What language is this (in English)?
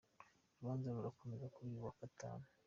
Kinyarwanda